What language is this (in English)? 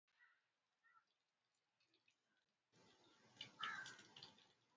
Swahili